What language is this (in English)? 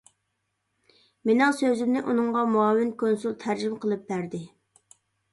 Uyghur